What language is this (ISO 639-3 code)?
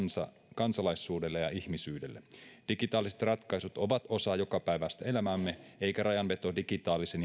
fin